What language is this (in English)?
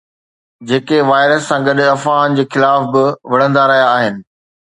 Sindhi